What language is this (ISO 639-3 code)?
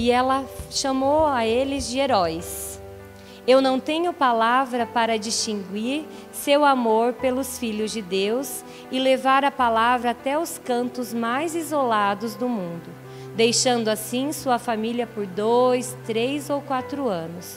por